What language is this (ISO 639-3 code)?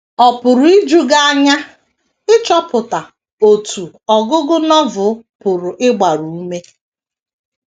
ibo